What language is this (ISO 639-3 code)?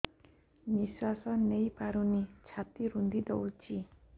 ori